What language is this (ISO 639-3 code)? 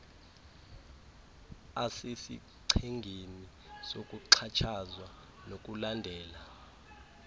xho